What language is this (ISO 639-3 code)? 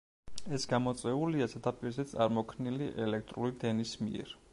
kat